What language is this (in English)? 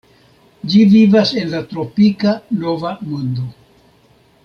Esperanto